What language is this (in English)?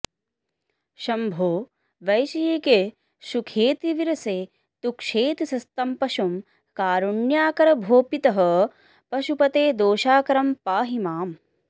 Sanskrit